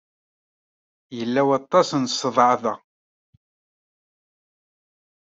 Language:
Kabyle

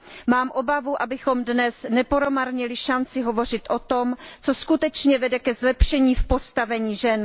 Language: Czech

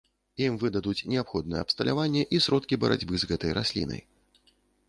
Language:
Belarusian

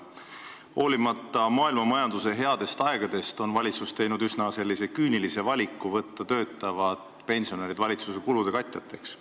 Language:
Estonian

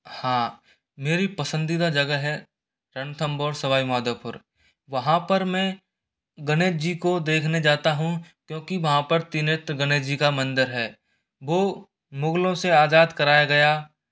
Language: Hindi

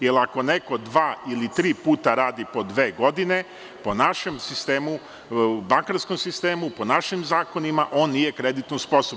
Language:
Serbian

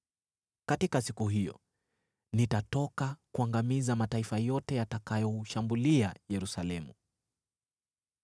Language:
Swahili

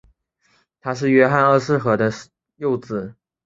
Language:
Chinese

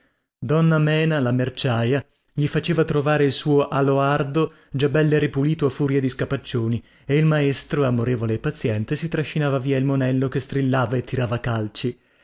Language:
Italian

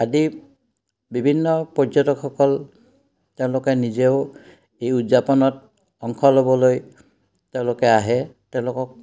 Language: Assamese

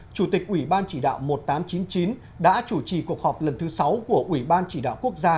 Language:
Vietnamese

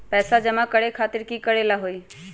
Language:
Magahi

